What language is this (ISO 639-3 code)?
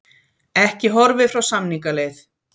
isl